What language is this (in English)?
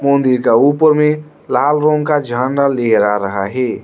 Hindi